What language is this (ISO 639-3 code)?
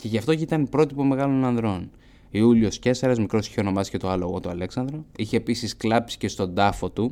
ell